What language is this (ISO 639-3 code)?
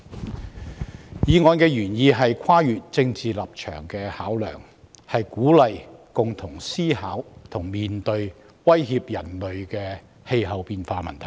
yue